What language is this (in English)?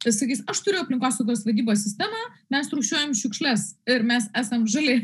Lithuanian